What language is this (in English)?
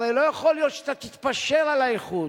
Hebrew